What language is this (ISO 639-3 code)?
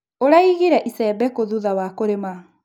kik